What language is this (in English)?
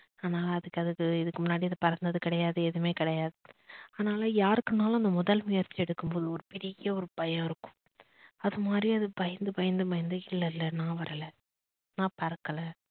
Tamil